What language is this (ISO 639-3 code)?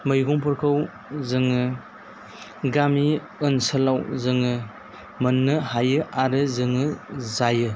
brx